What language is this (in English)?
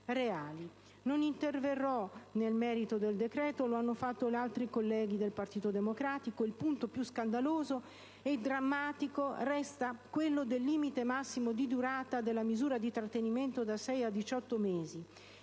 Italian